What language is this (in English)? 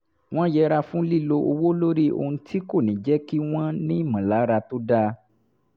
Yoruba